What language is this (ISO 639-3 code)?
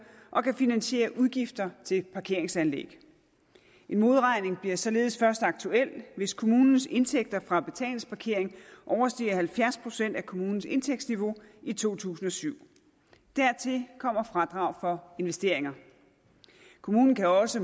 dan